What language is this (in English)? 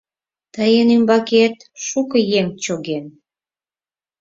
Mari